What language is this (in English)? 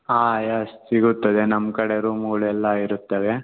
Kannada